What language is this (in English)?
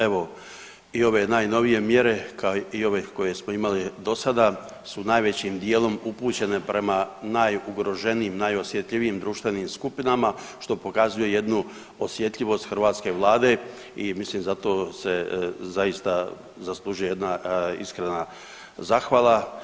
Croatian